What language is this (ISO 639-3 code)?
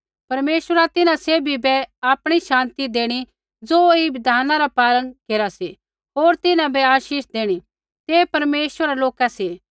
kfx